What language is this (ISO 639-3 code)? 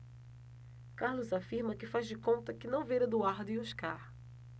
por